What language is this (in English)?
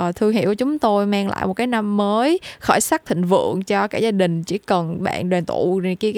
Vietnamese